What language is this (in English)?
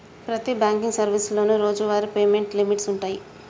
Telugu